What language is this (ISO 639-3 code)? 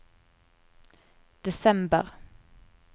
nor